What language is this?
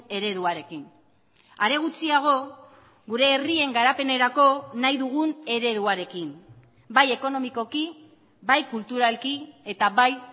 Basque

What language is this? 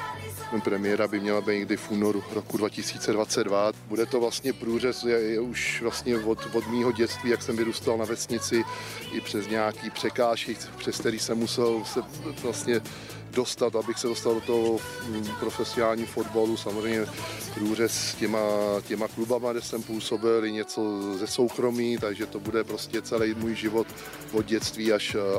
Czech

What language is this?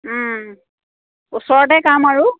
Assamese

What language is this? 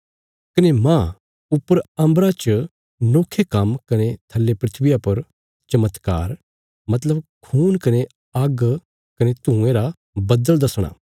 Bilaspuri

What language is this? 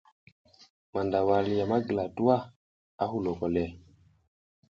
South Giziga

